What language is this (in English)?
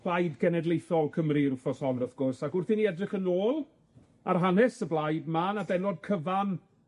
Welsh